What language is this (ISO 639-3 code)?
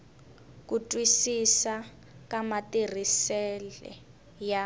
tso